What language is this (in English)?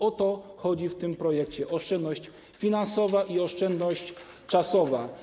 Polish